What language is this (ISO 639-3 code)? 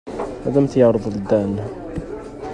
kab